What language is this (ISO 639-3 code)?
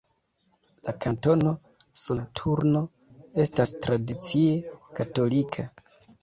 epo